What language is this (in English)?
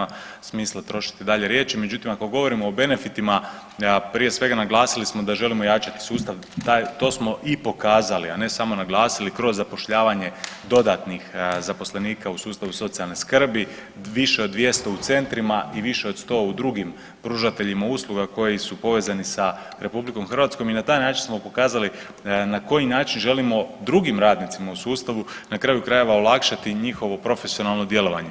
Croatian